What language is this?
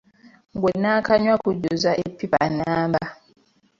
Ganda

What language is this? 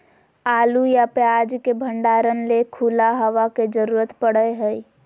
Magahi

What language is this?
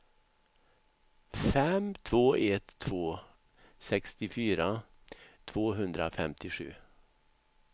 Swedish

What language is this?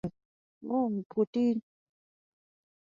English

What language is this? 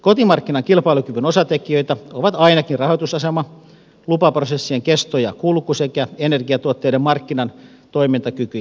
Finnish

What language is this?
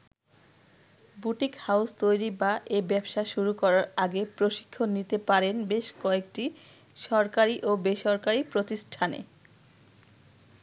Bangla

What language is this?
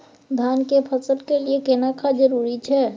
Maithili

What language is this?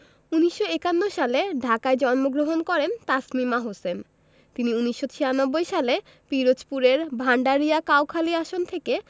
Bangla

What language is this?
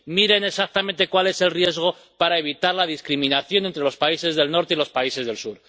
Spanish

